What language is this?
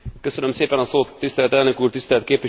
Hungarian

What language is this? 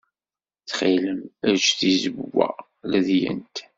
Kabyle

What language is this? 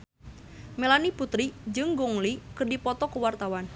Sundanese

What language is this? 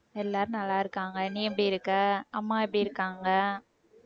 Tamil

